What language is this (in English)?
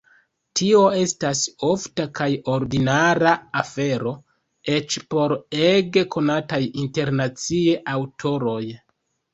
Esperanto